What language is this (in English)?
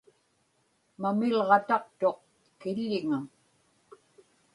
Inupiaq